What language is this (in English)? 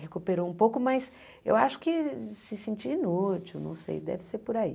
Portuguese